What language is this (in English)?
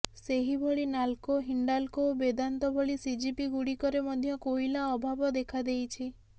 Odia